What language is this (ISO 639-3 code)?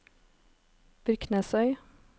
nor